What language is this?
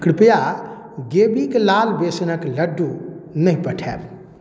Maithili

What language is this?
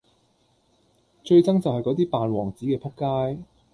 Cantonese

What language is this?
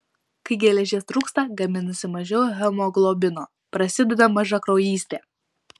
Lithuanian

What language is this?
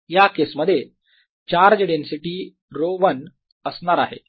Marathi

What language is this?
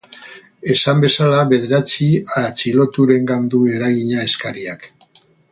Basque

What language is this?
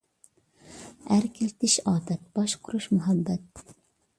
Uyghur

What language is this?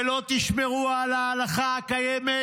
Hebrew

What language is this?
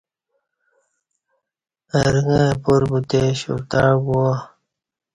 Kati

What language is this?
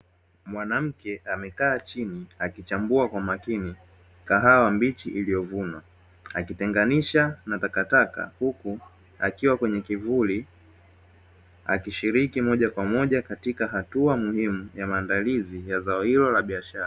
Swahili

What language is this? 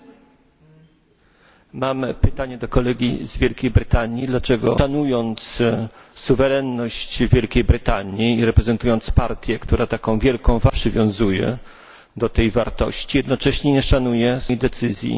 Polish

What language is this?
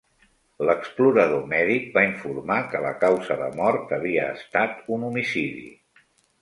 Catalan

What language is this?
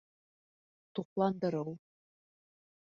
Bashkir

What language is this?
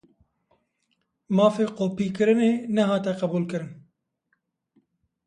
Kurdish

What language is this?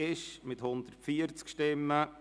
Swiss German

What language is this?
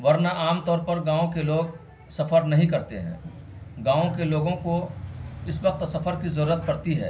Urdu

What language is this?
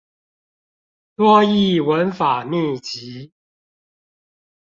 Chinese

